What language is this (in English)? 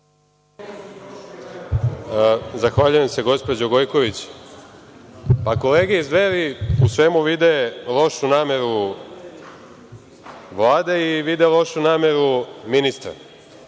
Serbian